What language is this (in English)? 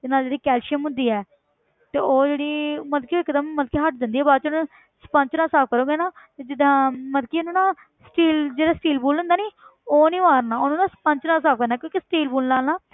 Punjabi